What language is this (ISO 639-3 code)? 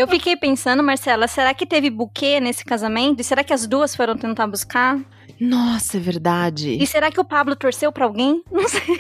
por